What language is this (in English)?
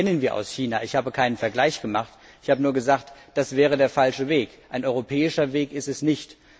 German